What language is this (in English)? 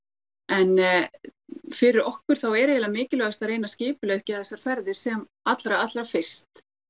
Icelandic